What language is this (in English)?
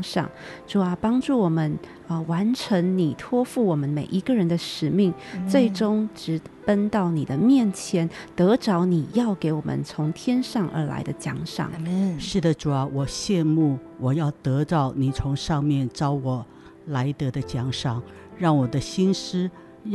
Chinese